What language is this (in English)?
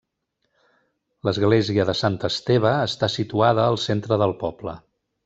Catalan